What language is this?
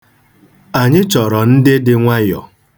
Igbo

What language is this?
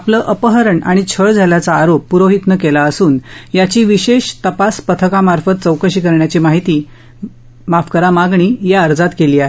Marathi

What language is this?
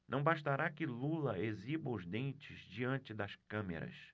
Portuguese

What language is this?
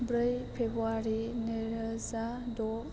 Bodo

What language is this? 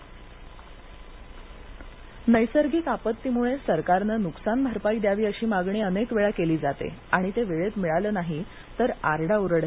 Marathi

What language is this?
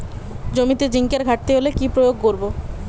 Bangla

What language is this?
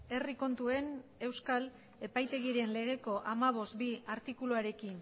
Basque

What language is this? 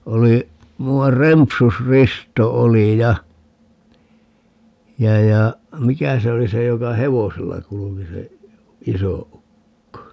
Finnish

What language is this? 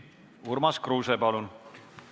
Estonian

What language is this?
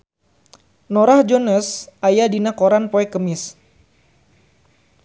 Sundanese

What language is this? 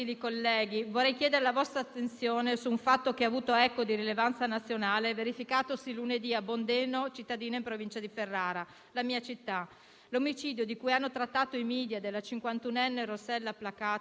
Italian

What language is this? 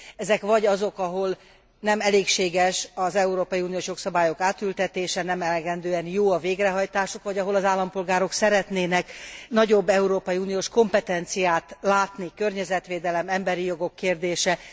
Hungarian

